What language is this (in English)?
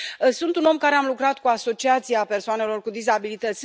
Romanian